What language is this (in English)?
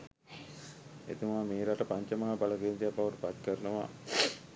Sinhala